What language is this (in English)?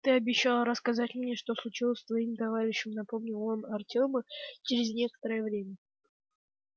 Russian